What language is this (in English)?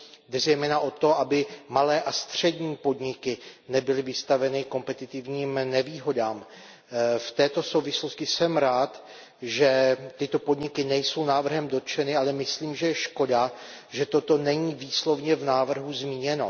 Czech